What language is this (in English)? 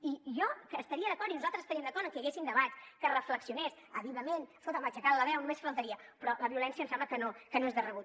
Catalan